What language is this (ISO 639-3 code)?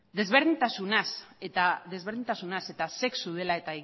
eus